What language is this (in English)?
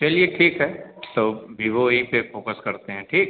Hindi